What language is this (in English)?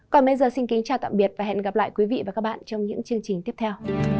Vietnamese